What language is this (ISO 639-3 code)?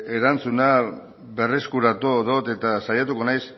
eus